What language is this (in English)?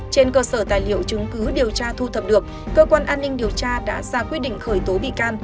Vietnamese